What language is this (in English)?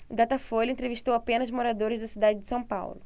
Portuguese